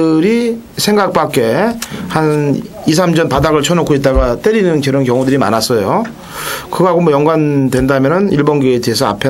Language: Korean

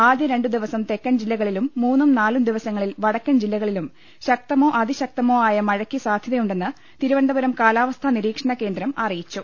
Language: Malayalam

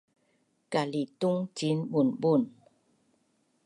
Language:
Bunun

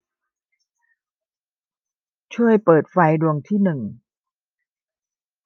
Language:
Thai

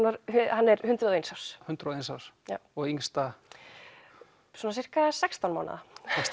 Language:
Icelandic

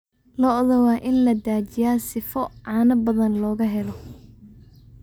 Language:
Somali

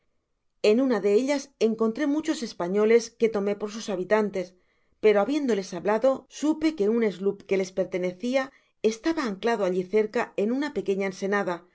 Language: Spanish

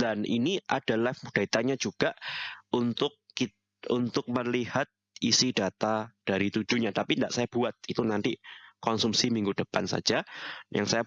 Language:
Indonesian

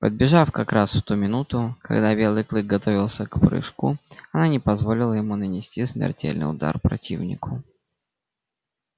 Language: Russian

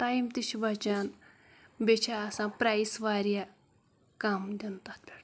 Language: Kashmiri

